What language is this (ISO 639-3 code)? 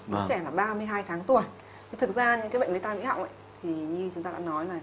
vie